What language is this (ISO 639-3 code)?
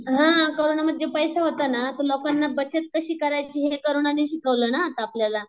mar